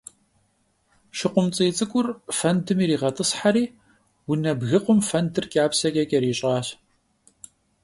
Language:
Kabardian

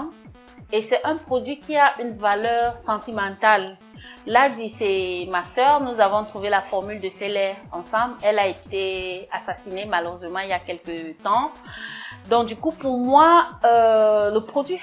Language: French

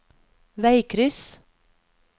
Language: Norwegian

